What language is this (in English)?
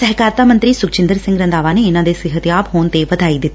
Punjabi